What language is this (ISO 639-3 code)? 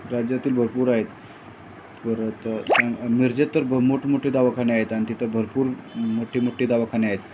mar